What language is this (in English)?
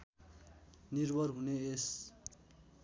Nepali